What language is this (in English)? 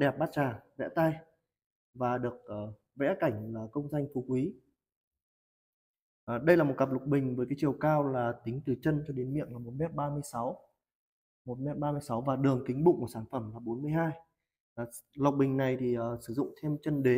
Vietnamese